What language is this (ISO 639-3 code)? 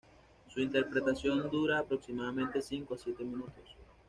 spa